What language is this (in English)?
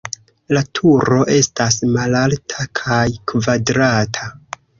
Esperanto